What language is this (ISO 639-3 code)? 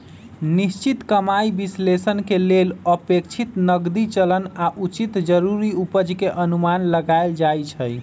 mag